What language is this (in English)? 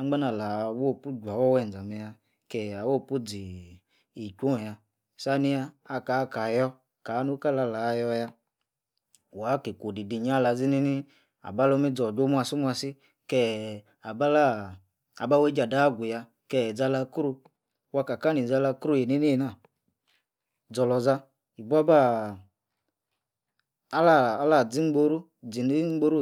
Yace